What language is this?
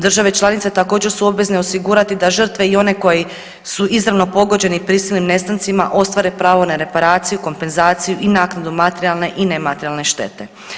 Croatian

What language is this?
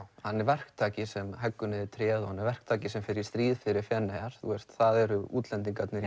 Icelandic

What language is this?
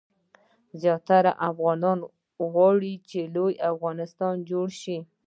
Pashto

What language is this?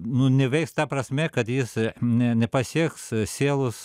Lithuanian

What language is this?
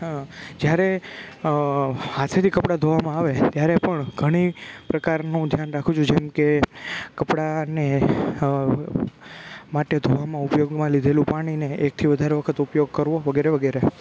Gujarati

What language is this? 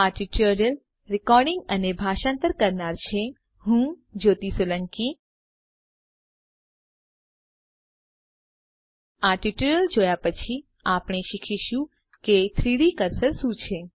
Gujarati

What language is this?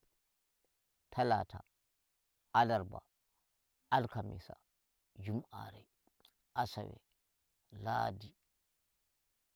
Nigerian Fulfulde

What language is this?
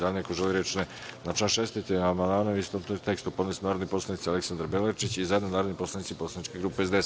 Serbian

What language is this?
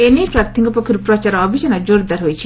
Odia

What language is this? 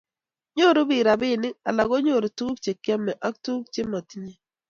Kalenjin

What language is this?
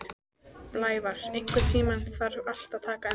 Icelandic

